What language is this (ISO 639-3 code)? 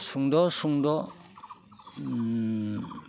brx